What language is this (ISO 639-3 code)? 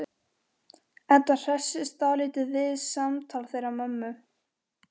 isl